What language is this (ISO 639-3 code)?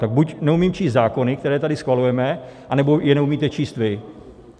ces